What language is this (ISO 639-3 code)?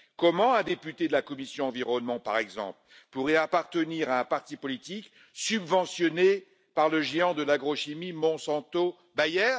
fra